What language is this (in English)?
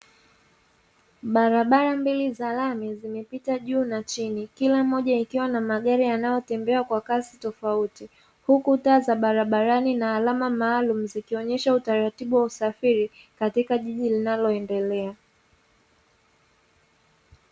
Swahili